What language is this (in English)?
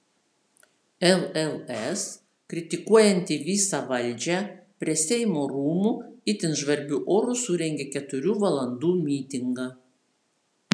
Lithuanian